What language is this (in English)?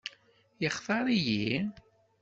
Kabyle